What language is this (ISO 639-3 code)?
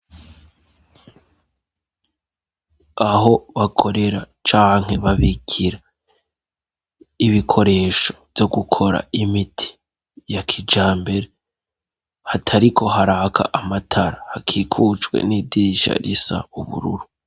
run